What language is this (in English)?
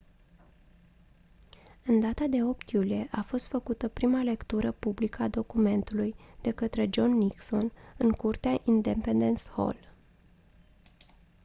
Romanian